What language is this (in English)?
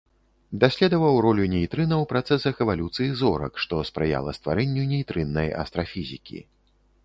Belarusian